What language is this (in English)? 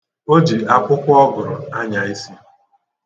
Igbo